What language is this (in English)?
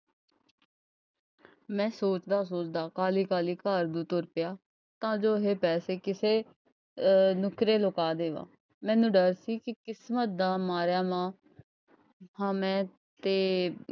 Punjabi